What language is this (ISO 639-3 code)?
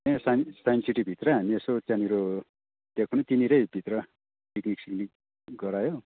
nep